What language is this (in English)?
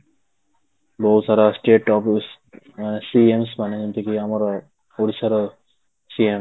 Odia